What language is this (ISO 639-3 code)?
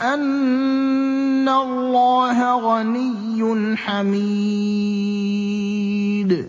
ara